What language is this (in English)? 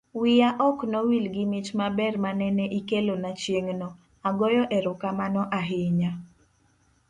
Luo (Kenya and Tanzania)